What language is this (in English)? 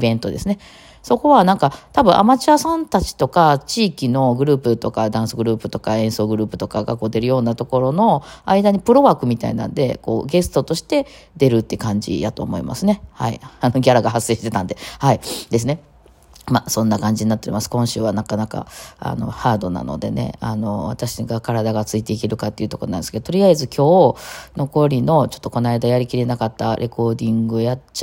Japanese